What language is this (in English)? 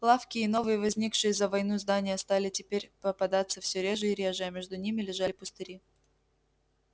Russian